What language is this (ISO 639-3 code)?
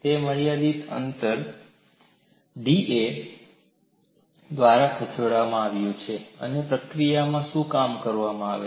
guj